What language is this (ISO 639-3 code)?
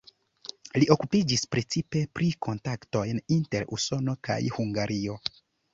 epo